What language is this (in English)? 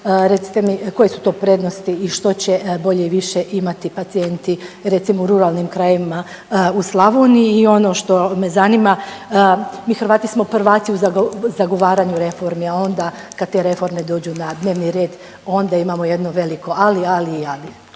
Croatian